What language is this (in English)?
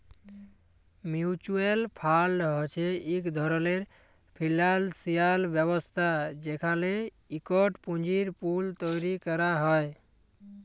Bangla